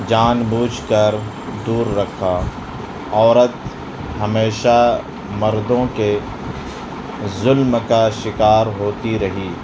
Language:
Urdu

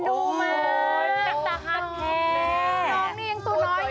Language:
Thai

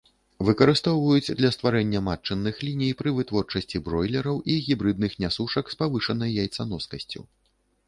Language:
Belarusian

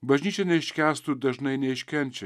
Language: Lithuanian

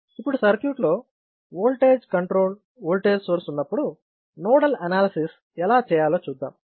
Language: Telugu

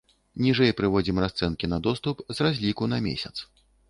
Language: Belarusian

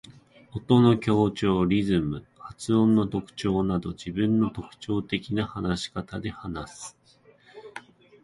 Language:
Japanese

